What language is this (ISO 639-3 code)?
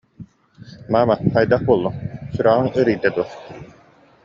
sah